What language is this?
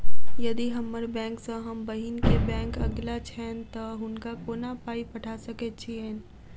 Maithili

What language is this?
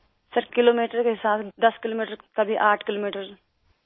Urdu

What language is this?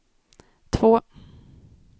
Swedish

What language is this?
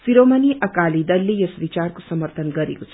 Nepali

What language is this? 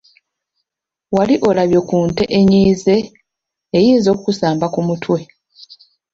Ganda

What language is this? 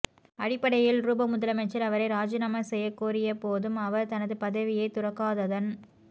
Tamil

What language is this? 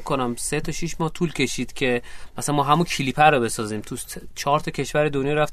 Persian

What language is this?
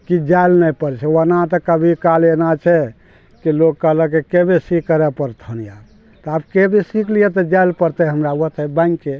Maithili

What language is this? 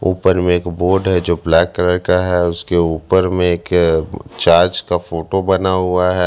Hindi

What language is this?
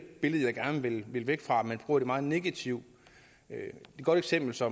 Danish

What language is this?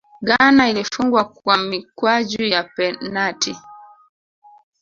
Swahili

